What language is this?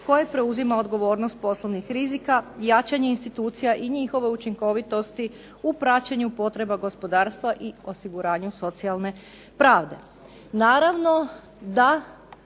Croatian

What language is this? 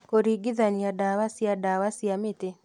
Kikuyu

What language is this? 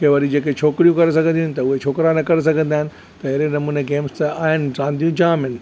Sindhi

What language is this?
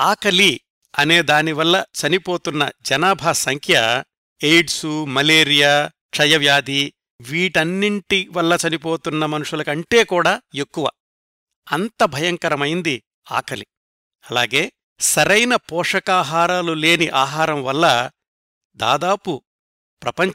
Telugu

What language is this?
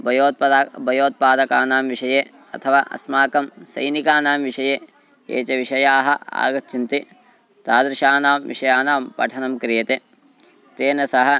Sanskrit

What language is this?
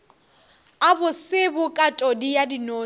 Northern Sotho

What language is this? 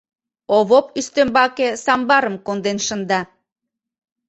Mari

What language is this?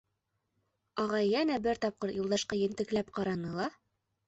Bashkir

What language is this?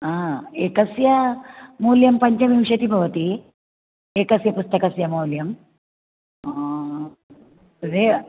Sanskrit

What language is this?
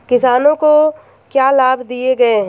Hindi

